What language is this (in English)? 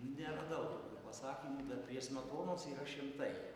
Lithuanian